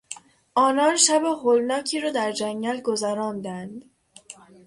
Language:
Persian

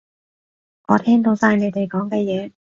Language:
Cantonese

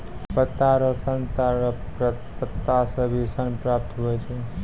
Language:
Maithili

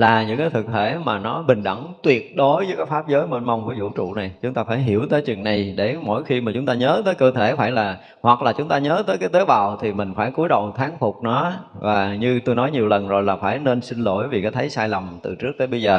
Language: Vietnamese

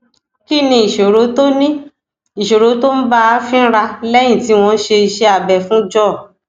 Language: Yoruba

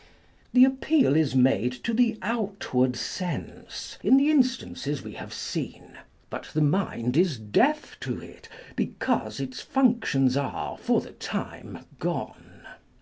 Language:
English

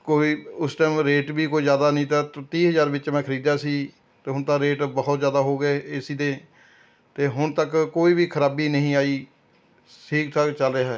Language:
Punjabi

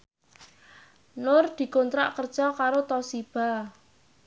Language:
Javanese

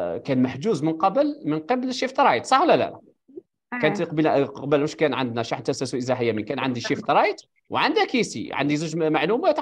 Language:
Arabic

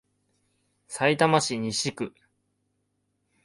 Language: Japanese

